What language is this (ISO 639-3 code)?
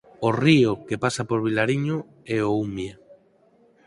glg